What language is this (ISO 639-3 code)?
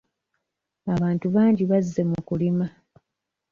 lug